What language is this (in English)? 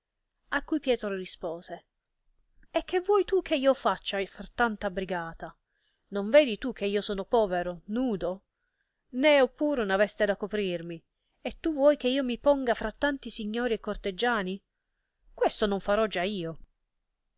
Italian